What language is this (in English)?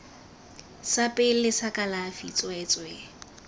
Tswana